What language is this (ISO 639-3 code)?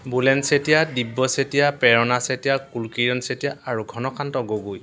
asm